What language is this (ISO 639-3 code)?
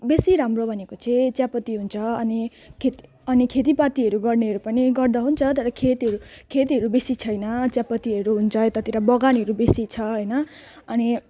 nep